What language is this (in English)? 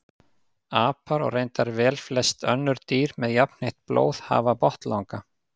Icelandic